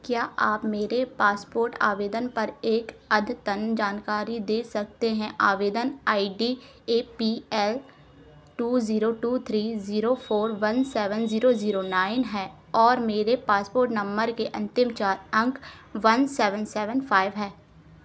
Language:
Hindi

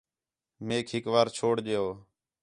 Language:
Khetrani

